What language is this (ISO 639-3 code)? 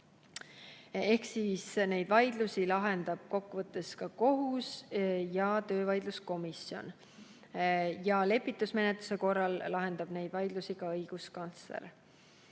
est